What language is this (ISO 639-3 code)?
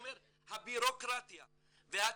heb